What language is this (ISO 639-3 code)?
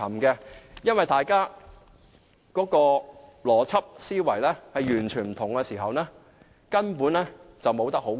yue